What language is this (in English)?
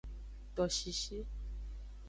Aja (Benin)